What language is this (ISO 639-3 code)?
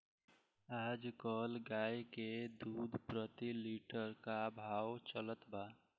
bho